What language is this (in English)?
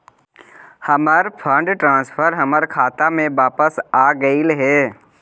Magahi